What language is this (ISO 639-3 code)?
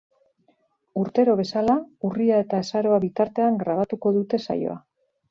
eus